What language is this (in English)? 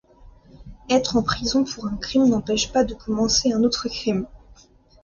French